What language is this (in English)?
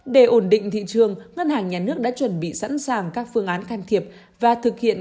Vietnamese